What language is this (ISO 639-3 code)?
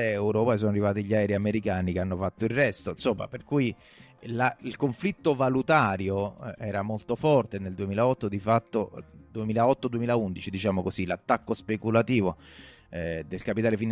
ita